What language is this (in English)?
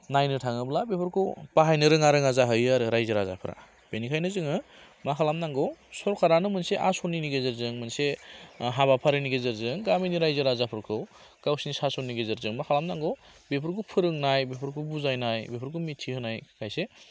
Bodo